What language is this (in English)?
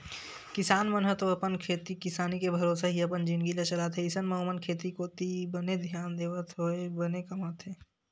Chhattisgarhi